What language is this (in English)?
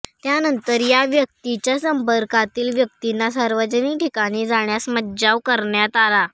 Marathi